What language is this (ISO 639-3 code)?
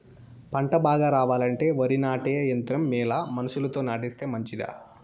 tel